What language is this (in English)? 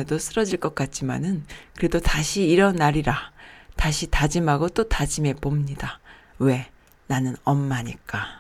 Korean